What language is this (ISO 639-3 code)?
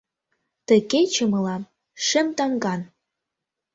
chm